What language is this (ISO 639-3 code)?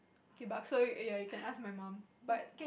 eng